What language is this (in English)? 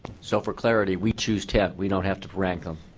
English